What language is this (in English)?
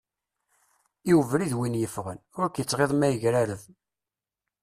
Kabyle